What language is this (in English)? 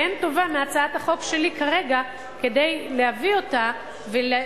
Hebrew